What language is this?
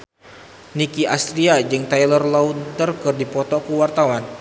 Sundanese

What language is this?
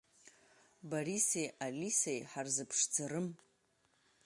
Abkhazian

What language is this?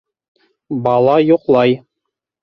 Bashkir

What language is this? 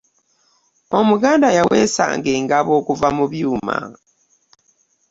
Ganda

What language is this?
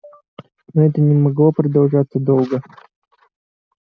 Russian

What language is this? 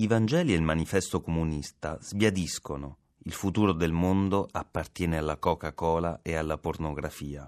Italian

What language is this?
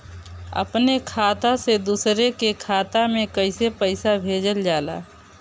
Bhojpuri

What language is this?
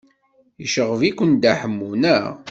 Kabyle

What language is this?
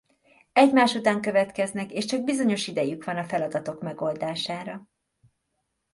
Hungarian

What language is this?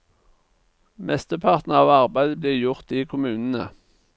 Norwegian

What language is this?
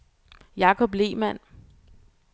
Danish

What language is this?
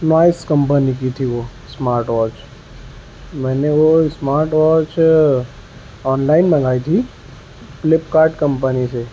Urdu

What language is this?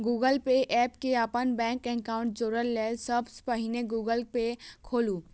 Maithili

